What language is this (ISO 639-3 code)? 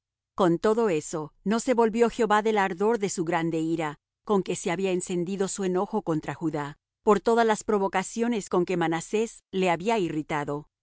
spa